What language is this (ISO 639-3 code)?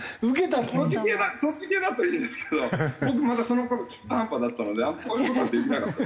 jpn